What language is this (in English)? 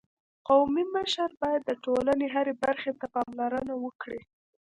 Pashto